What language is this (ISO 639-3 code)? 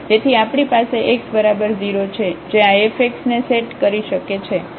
guj